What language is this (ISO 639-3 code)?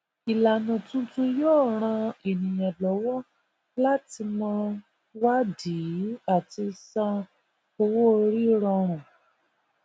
yor